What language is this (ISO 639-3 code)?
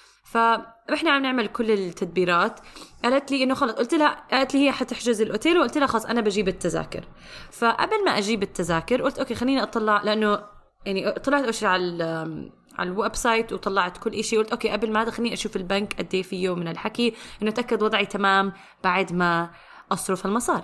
ara